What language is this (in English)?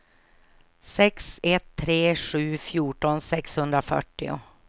Swedish